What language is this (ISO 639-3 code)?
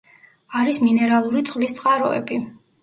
kat